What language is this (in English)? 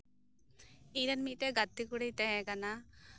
Santali